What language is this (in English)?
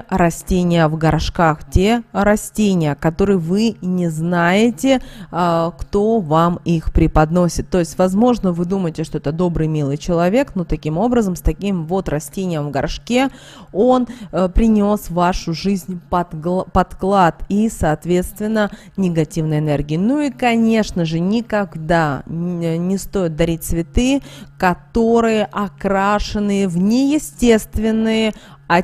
Russian